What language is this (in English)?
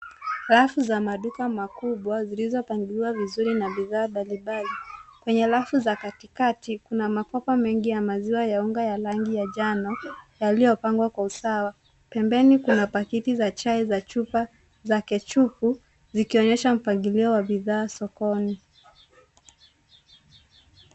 Swahili